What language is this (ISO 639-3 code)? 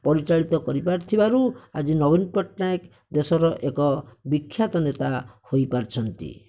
ori